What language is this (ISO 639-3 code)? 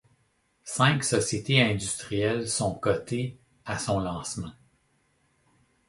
fra